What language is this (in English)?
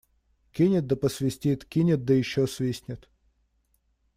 Russian